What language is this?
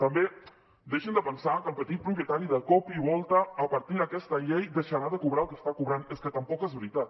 Catalan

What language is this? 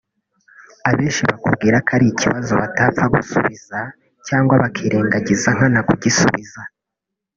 Kinyarwanda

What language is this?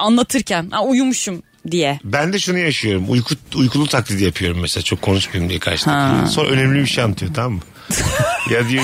Turkish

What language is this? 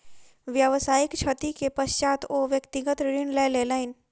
Maithili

